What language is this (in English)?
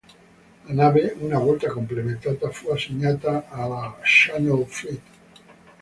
Italian